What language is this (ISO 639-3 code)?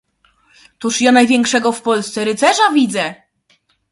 pol